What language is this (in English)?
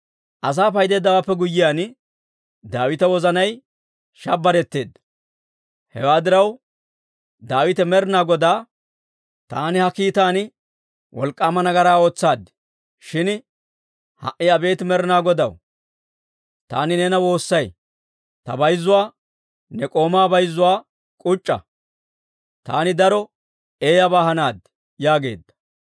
Dawro